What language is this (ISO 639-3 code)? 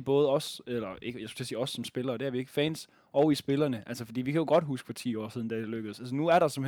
dan